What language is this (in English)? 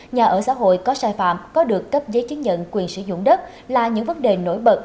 Vietnamese